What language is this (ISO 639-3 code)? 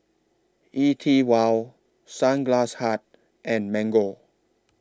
eng